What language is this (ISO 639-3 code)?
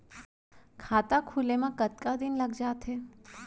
hne